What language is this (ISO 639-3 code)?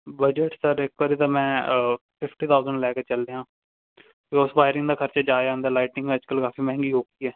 pan